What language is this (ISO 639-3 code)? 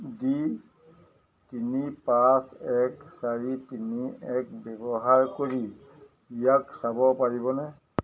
asm